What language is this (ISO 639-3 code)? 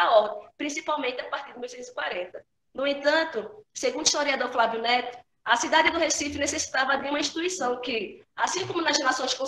por